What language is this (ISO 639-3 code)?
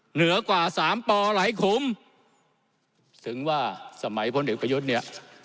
tha